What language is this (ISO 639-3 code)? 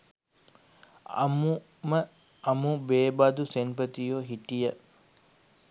sin